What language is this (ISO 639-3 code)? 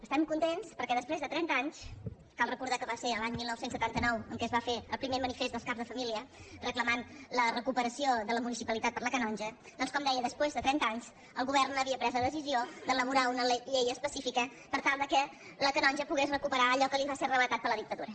cat